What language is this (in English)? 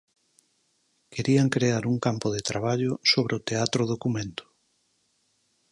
Galician